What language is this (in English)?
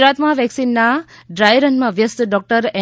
Gujarati